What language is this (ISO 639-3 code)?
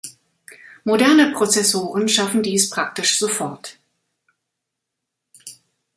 deu